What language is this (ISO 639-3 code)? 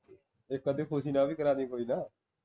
pan